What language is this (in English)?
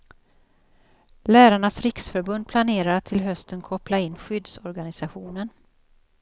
Swedish